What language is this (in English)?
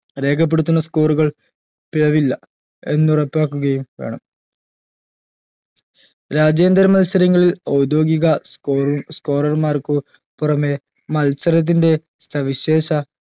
Malayalam